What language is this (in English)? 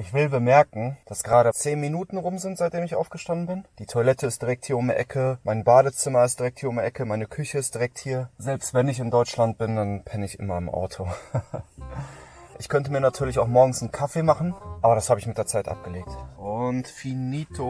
German